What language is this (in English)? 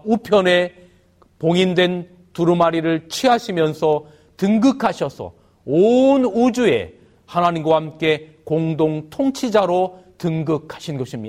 Korean